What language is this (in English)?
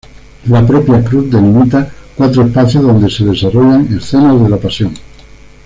Spanish